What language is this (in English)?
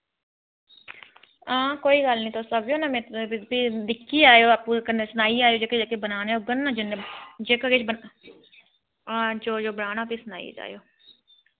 Dogri